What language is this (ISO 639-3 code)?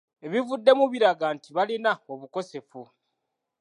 lug